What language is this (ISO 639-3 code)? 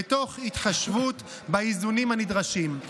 heb